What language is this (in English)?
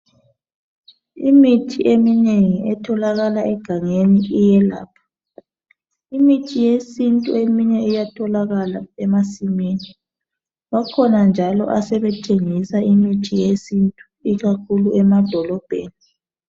North Ndebele